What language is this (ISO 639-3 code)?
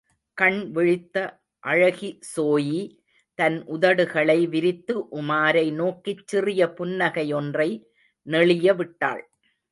tam